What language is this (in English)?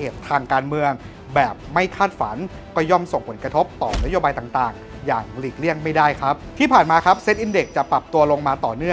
Thai